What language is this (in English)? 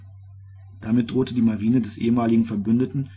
German